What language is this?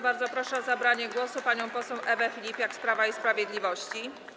Polish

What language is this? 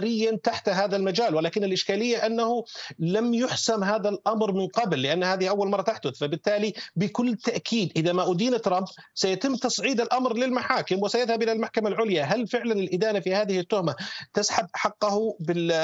Arabic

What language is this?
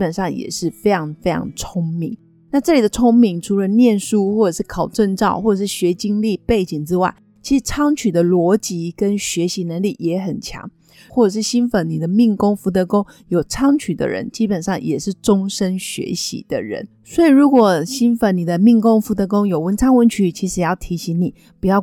Chinese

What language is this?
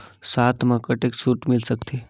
Chhattisgarhi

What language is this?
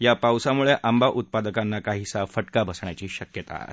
Marathi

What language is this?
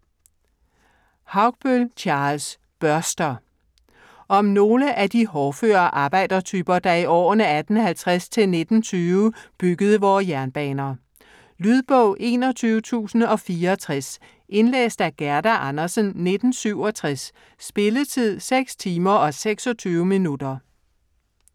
Danish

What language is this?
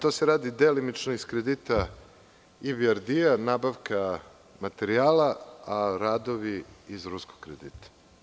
Serbian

